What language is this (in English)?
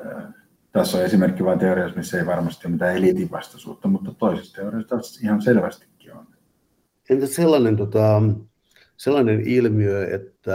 Finnish